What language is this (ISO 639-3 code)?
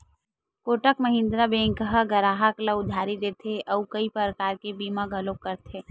hne